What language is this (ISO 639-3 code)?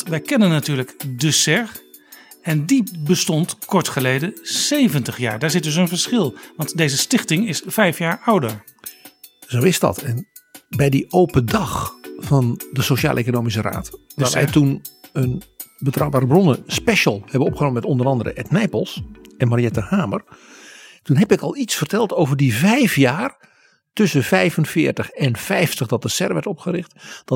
nld